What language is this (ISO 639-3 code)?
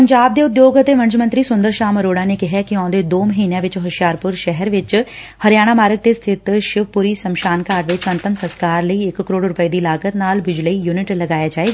pan